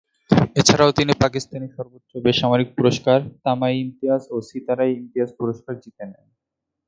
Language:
Bangla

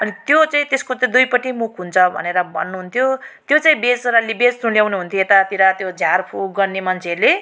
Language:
Nepali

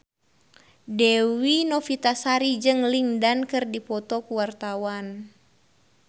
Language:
Sundanese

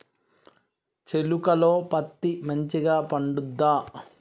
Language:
Telugu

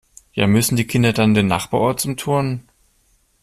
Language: German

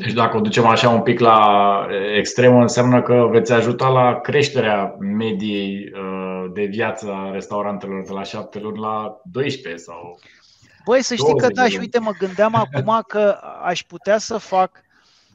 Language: Romanian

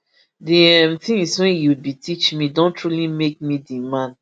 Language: Nigerian Pidgin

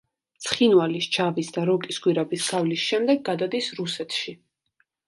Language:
Georgian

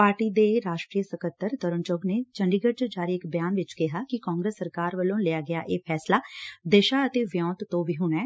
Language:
Punjabi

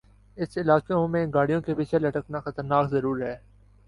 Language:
Urdu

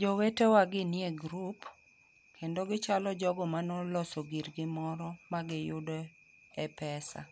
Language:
Luo (Kenya and Tanzania)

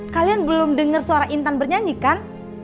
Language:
Indonesian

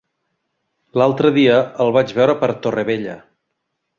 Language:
Catalan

